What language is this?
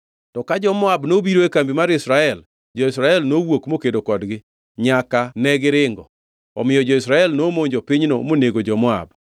Luo (Kenya and Tanzania)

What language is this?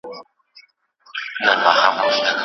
Pashto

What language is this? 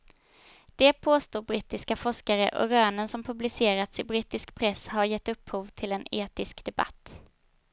Swedish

